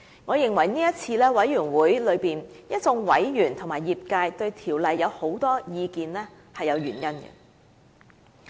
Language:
Cantonese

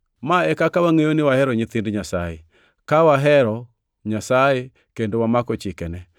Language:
Luo (Kenya and Tanzania)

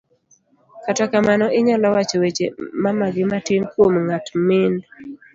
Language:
Luo (Kenya and Tanzania)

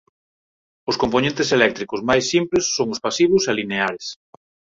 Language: Galician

